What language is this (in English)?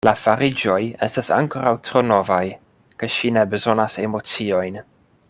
Esperanto